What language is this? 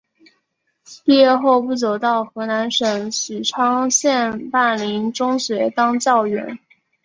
Chinese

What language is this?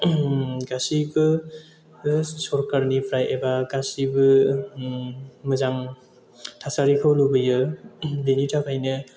Bodo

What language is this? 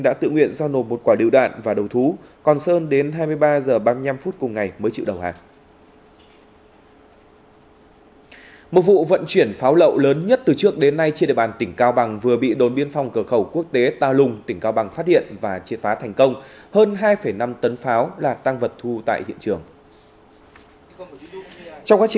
Vietnamese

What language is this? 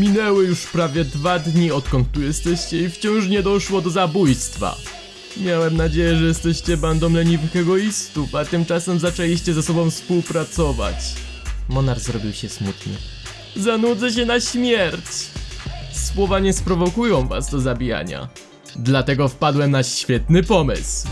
Polish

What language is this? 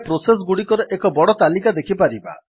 Odia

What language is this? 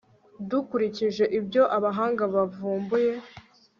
Kinyarwanda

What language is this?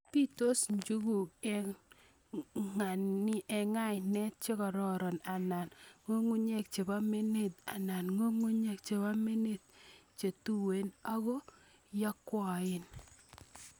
Kalenjin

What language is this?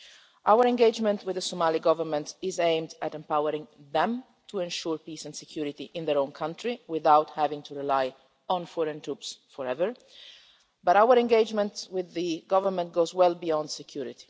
English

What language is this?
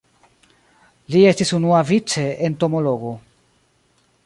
Esperanto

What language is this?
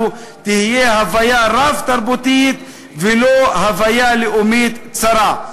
Hebrew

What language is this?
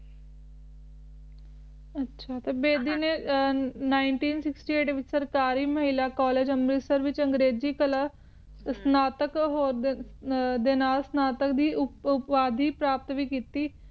Punjabi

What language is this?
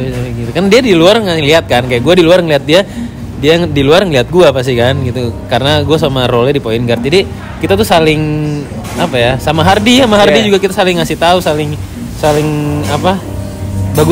Indonesian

